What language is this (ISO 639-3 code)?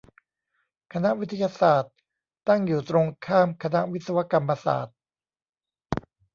tha